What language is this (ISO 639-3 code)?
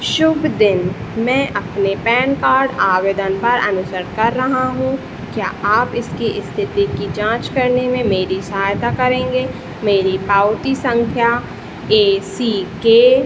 hin